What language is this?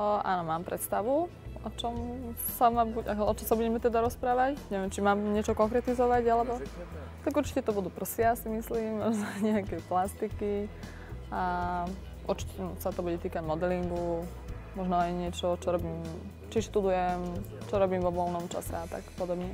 Polish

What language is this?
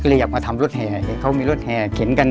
Thai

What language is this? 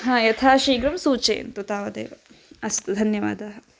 Sanskrit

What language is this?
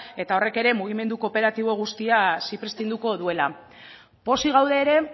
Basque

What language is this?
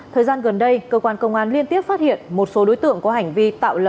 Vietnamese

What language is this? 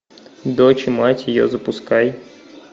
Russian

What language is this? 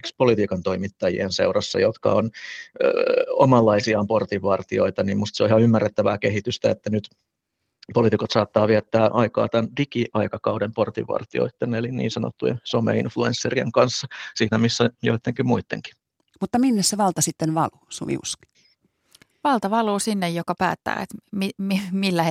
Finnish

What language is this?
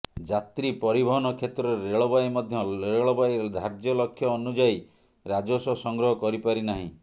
Odia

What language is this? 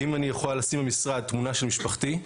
Hebrew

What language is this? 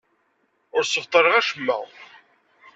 Kabyle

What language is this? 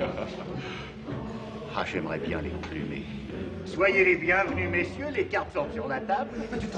French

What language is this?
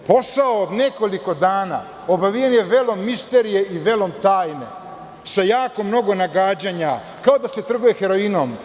Serbian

